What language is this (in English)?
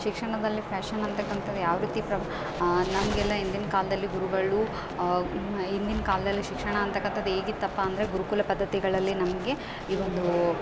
Kannada